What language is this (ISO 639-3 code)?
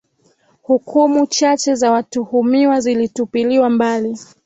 swa